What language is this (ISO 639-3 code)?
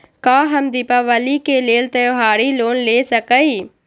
mag